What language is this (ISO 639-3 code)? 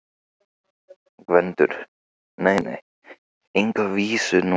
isl